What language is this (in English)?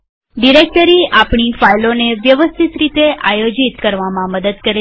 Gujarati